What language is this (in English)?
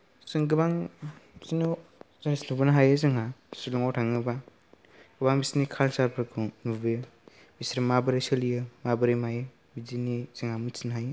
Bodo